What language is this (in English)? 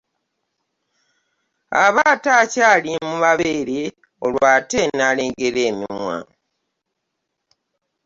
Ganda